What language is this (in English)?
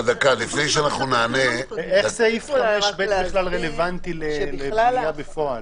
Hebrew